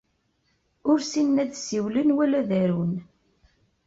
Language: Kabyle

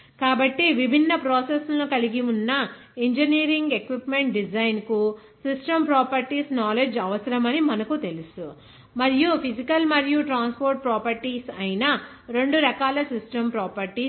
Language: Telugu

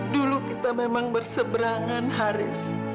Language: Indonesian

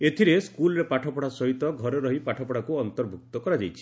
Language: Odia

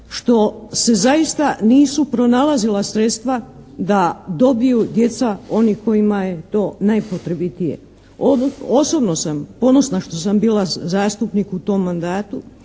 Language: Croatian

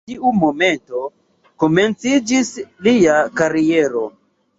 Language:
Esperanto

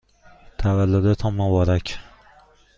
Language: Persian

